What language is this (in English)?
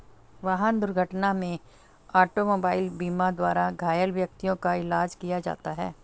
Hindi